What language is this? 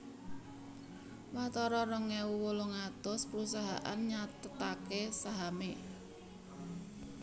Javanese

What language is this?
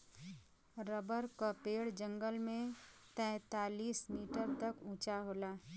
Bhojpuri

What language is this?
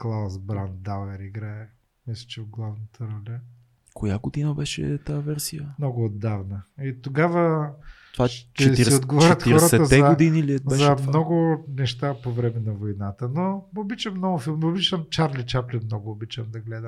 Bulgarian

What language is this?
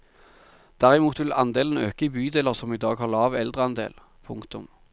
Norwegian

